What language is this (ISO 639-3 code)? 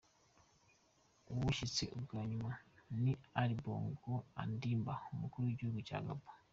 kin